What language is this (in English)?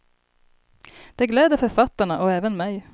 Swedish